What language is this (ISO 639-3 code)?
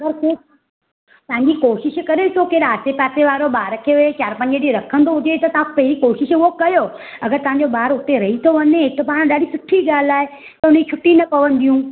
snd